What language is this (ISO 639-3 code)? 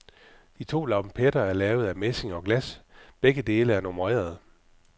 dan